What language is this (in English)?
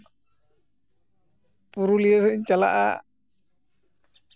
Santali